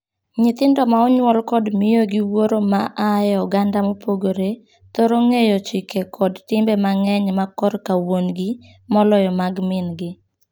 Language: Luo (Kenya and Tanzania)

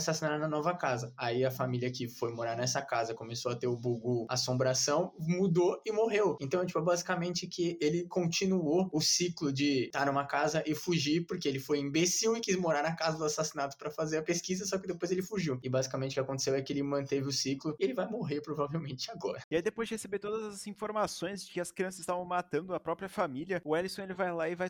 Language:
Portuguese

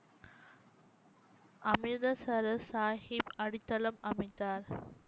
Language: Tamil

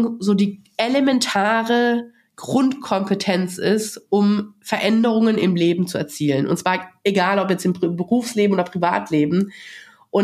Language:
German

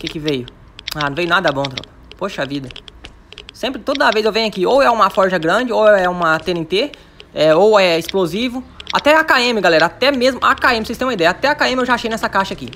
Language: Portuguese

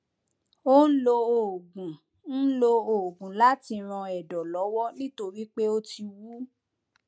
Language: Yoruba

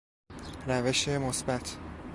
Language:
Persian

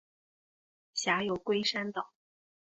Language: Chinese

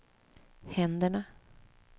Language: Swedish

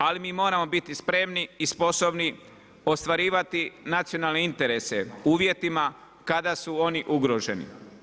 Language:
Croatian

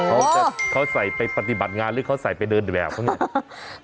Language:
Thai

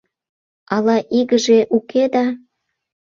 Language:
Mari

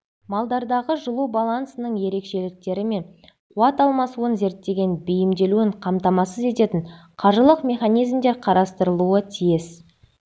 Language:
Kazakh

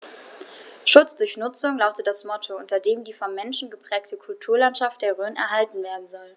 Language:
German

